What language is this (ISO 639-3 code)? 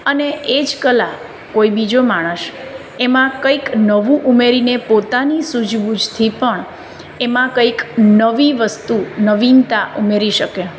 guj